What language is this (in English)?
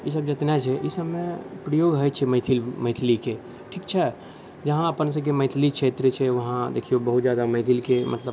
Maithili